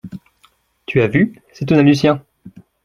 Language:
French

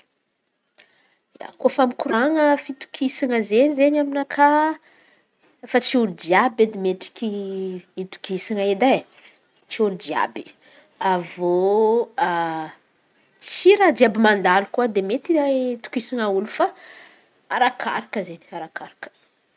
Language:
Antankarana Malagasy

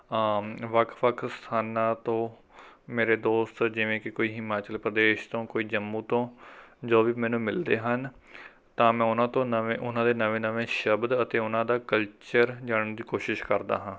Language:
Punjabi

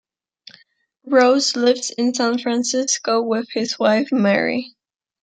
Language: English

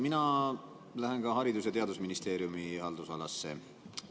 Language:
Estonian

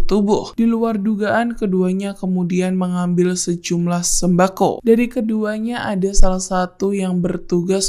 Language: Indonesian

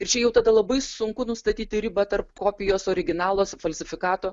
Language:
Lithuanian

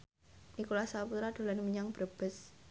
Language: Javanese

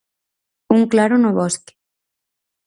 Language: Galician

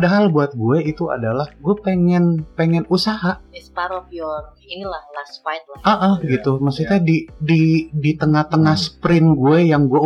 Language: Indonesian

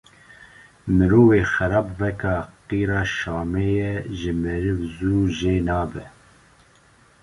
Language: Kurdish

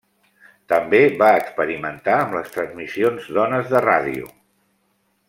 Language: Catalan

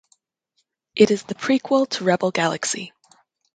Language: English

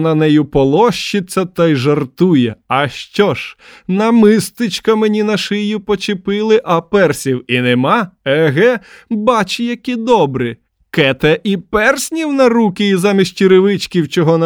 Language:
Ukrainian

